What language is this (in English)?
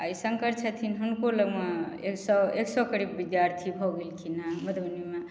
Maithili